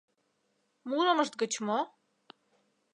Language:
Mari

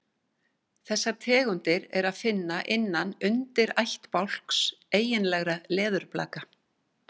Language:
Icelandic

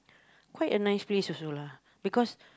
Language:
English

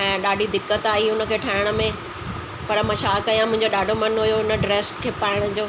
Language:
Sindhi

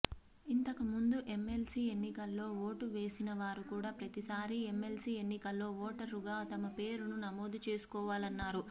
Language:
Telugu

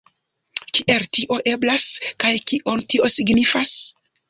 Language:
Esperanto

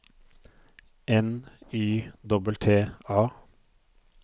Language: Norwegian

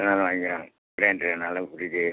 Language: Tamil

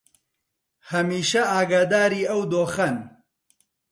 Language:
Central Kurdish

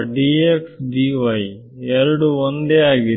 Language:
Kannada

